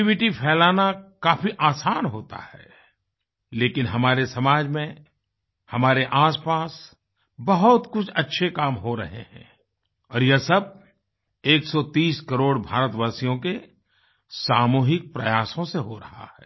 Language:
Hindi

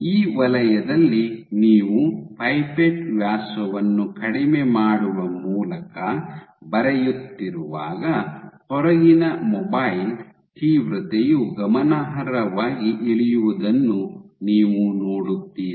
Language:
Kannada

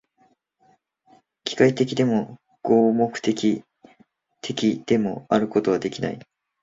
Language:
Japanese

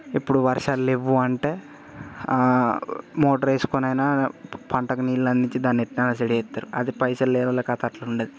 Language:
Telugu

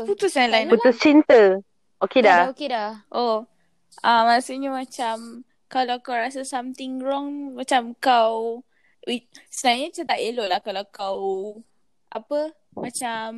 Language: Malay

